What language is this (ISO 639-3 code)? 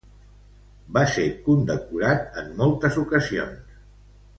cat